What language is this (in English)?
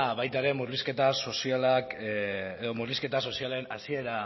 Basque